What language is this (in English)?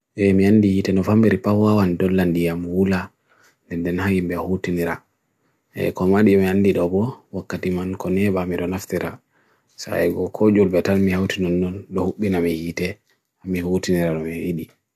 Bagirmi Fulfulde